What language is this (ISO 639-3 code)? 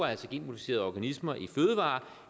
dan